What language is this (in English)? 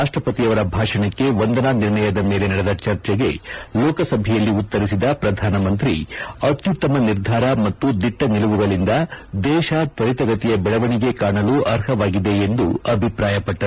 Kannada